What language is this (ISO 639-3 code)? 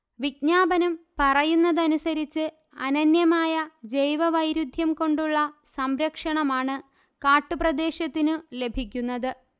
mal